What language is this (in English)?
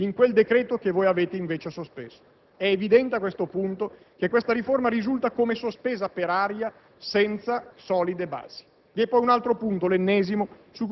Italian